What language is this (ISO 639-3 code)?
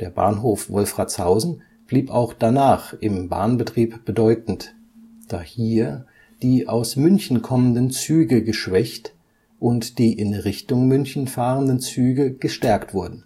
deu